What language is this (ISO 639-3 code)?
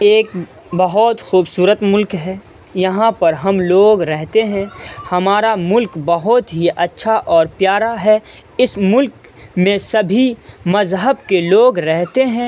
urd